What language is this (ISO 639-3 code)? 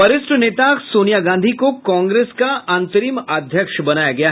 hin